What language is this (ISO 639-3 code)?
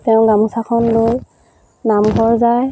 asm